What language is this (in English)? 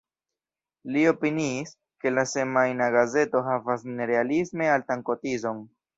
Esperanto